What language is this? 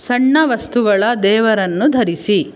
Kannada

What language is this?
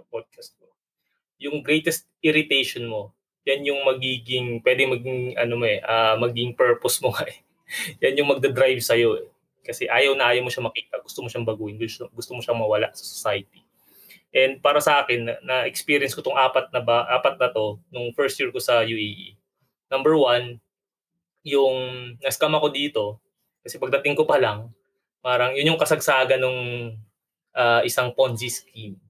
Filipino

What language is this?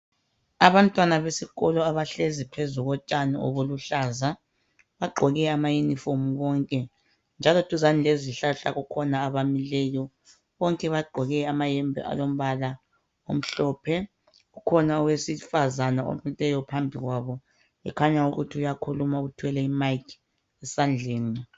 North Ndebele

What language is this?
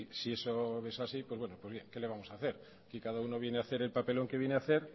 Spanish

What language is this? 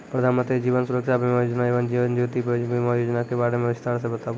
Maithili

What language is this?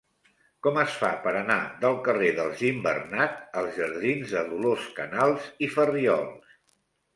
Catalan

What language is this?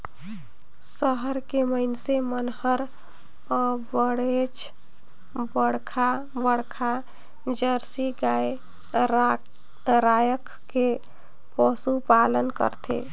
Chhattisgarhi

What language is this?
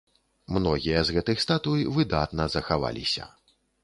Belarusian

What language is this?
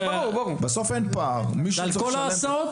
Hebrew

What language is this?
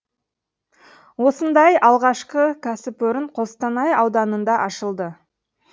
Kazakh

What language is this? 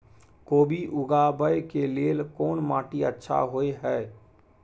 Maithili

